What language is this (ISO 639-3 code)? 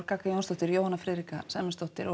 isl